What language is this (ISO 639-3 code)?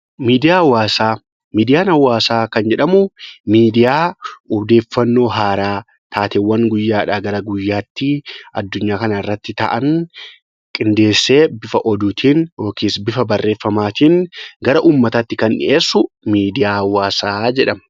orm